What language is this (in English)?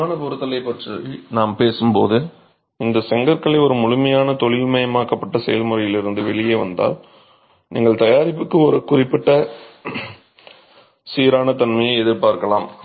Tamil